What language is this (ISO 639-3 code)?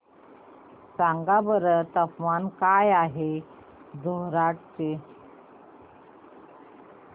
mar